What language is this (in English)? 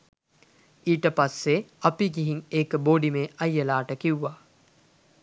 Sinhala